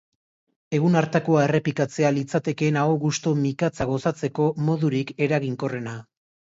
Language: Basque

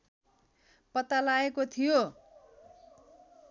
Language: Nepali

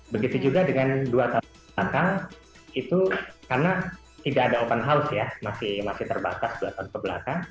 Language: Indonesian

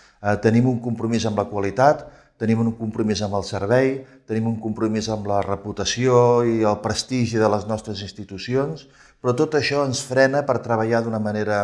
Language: Catalan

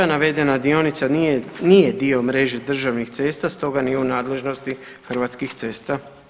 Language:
Croatian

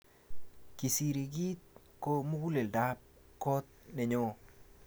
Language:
Kalenjin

